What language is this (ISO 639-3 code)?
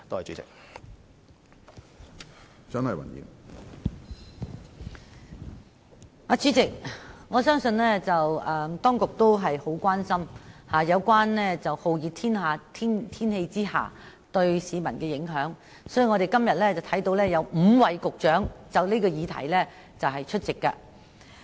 yue